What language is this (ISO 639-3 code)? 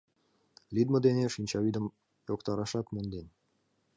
chm